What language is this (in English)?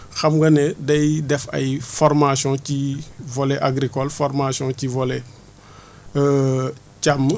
Wolof